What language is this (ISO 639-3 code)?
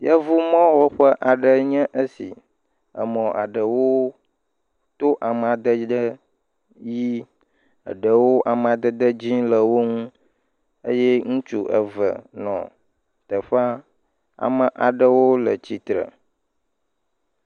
ewe